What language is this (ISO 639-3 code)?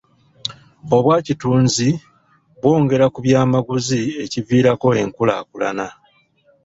lug